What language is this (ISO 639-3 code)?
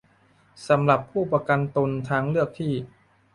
tha